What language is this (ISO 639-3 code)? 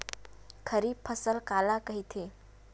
hne